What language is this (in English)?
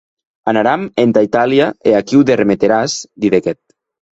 Occitan